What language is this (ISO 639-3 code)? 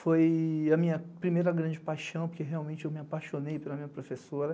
por